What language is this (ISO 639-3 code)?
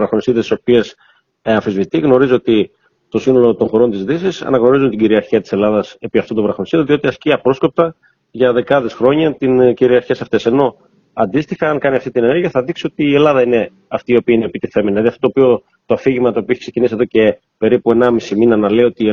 ell